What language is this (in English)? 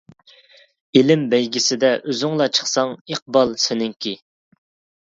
Uyghur